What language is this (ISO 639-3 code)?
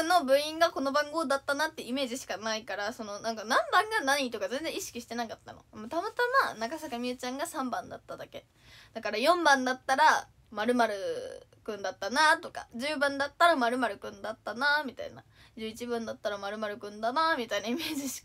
jpn